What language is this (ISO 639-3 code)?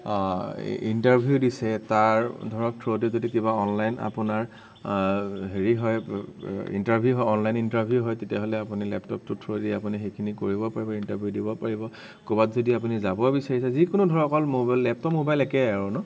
asm